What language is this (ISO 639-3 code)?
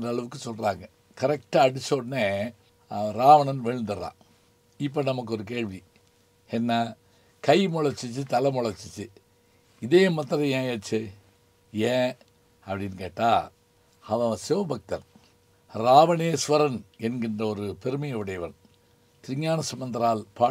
tam